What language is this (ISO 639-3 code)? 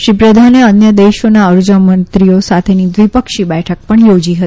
guj